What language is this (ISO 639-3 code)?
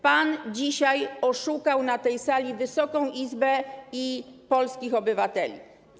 pol